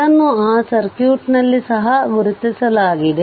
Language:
Kannada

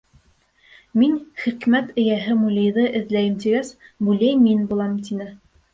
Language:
Bashkir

